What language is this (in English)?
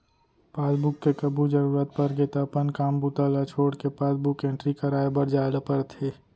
Chhattisgarhi